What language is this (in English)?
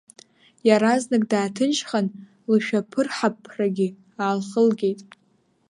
Abkhazian